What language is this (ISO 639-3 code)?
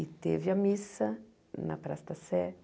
por